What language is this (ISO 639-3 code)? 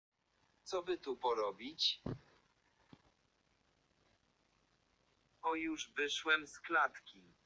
pol